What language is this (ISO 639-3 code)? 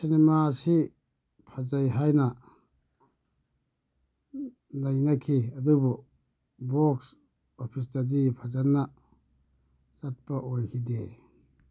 mni